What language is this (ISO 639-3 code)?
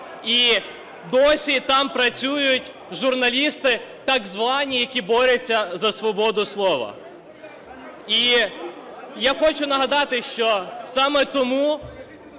ukr